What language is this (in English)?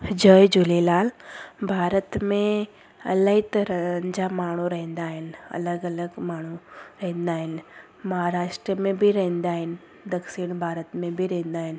Sindhi